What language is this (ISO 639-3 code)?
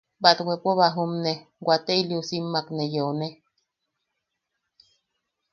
yaq